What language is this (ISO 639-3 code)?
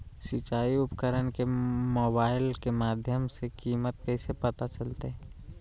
mag